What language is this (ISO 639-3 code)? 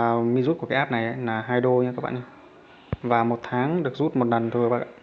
vie